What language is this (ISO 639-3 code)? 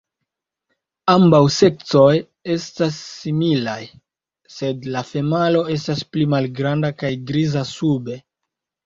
epo